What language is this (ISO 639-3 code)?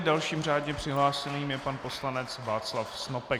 ces